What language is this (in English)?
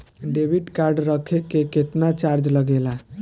Bhojpuri